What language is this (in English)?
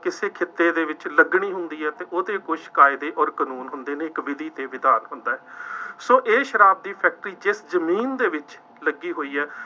Punjabi